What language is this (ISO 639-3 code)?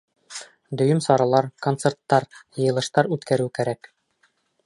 bak